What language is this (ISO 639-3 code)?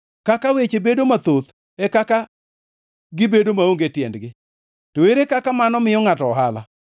luo